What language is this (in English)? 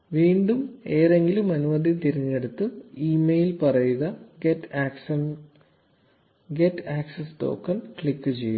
Malayalam